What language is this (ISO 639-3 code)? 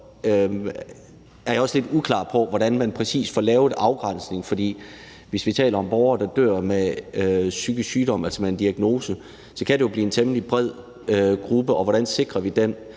dan